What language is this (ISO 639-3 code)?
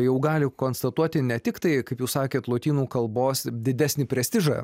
lit